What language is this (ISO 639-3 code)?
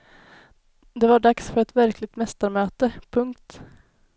swe